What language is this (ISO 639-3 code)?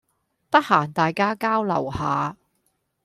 yue